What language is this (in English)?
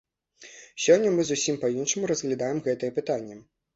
Belarusian